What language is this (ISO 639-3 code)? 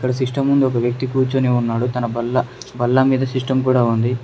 tel